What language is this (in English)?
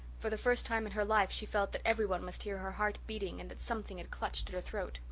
English